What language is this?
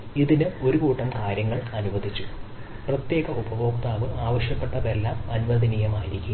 Malayalam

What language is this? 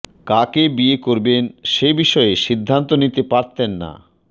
Bangla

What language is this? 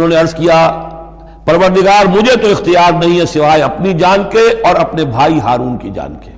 Urdu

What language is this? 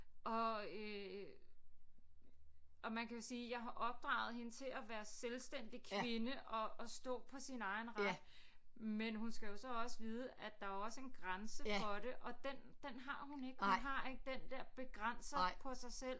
Danish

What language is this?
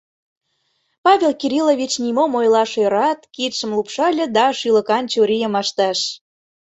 Mari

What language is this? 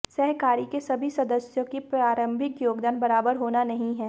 Hindi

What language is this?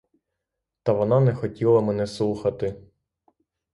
Ukrainian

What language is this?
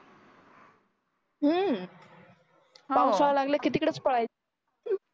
Marathi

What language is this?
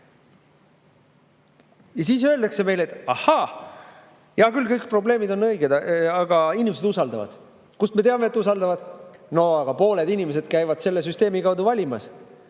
Estonian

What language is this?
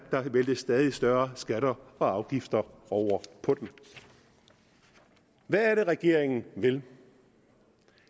Danish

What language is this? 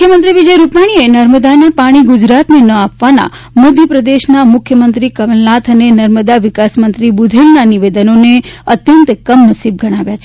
Gujarati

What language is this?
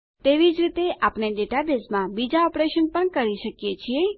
Gujarati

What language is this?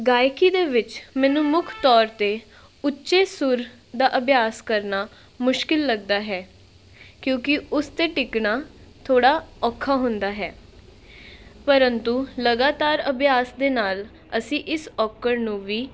Punjabi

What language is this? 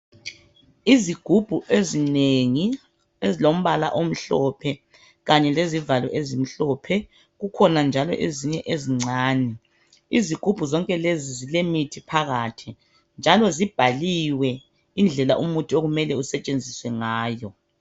North Ndebele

